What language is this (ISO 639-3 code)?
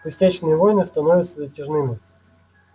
rus